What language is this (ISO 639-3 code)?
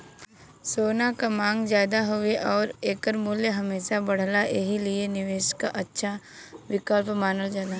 bho